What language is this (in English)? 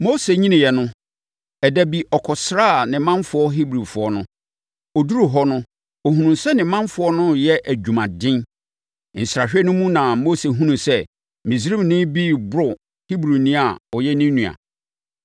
Akan